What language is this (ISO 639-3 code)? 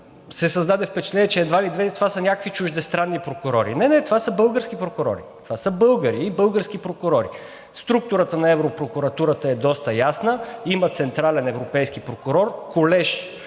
bul